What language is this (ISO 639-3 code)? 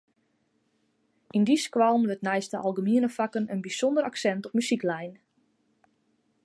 fry